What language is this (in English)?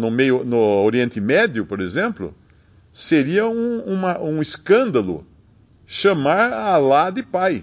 Portuguese